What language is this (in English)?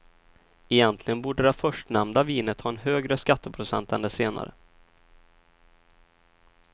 Swedish